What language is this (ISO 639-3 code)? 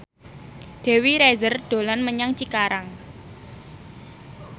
jav